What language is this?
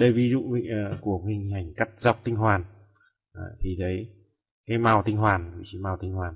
Vietnamese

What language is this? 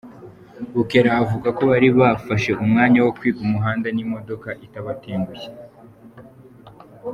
Kinyarwanda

